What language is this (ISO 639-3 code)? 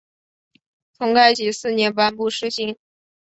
zho